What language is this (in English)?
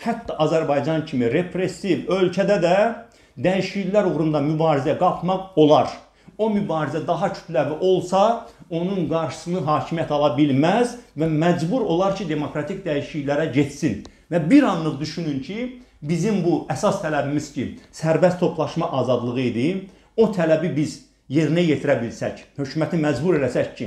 Turkish